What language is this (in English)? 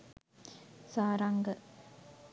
Sinhala